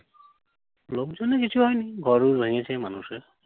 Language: Bangla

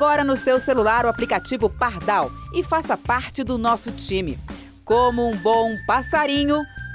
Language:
Portuguese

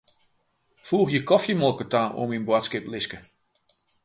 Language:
Western Frisian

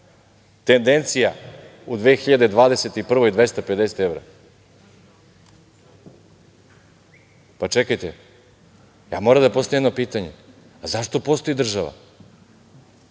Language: Serbian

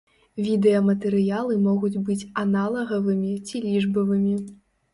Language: Belarusian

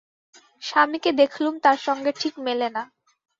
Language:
Bangla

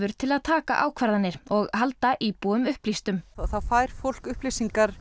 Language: Icelandic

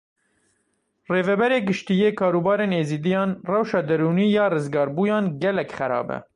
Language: Kurdish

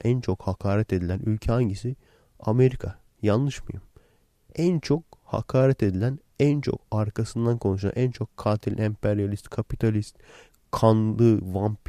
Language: Turkish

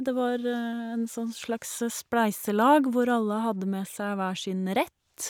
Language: Norwegian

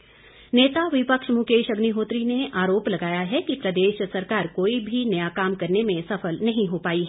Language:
Hindi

